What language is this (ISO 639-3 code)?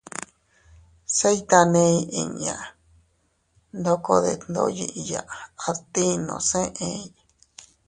cut